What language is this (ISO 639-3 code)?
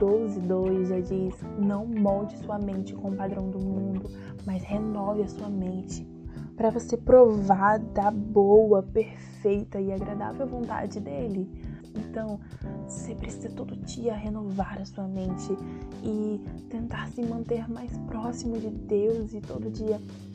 por